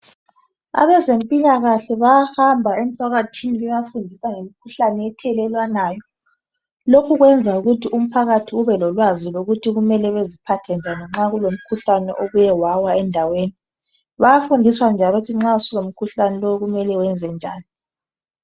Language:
North Ndebele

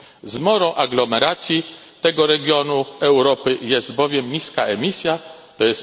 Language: Polish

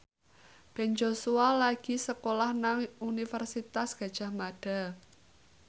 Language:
Javanese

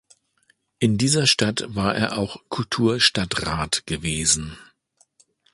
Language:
German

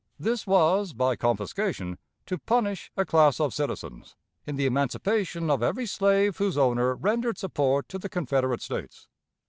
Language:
English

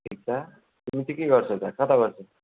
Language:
Nepali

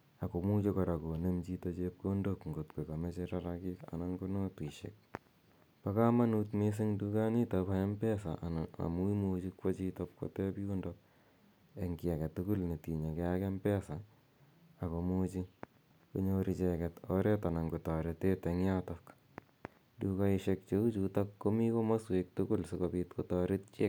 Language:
Kalenjin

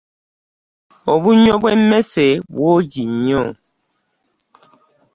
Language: Ganda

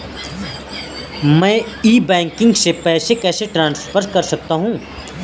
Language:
Hindi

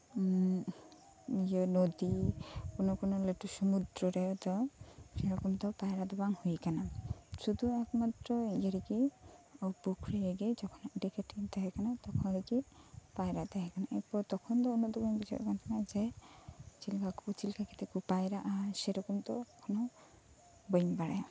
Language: Santali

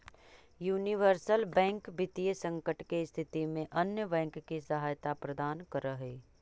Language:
Magahi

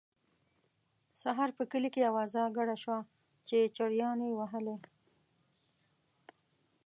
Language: Pashto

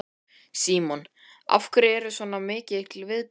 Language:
Icelandic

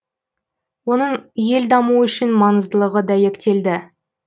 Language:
Kazakh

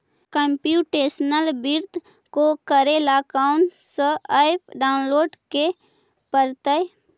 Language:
Magahi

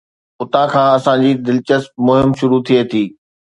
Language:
Sindhi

